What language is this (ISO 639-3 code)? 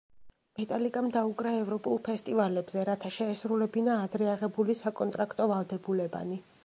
kat